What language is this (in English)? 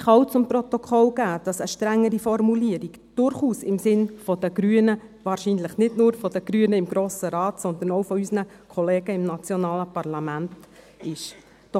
Swiss German